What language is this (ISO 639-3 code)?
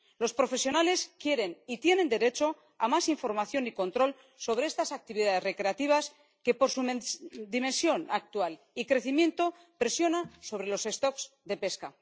spa